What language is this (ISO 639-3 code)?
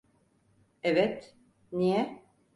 tur